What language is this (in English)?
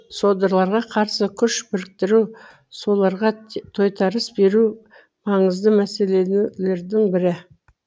Kazakh